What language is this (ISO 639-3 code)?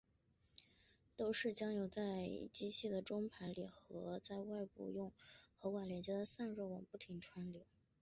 zho